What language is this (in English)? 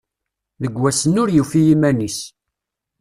Kabyle